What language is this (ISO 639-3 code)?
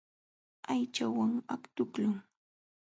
qxw